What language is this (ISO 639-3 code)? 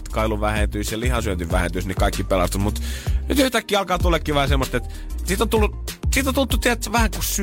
fin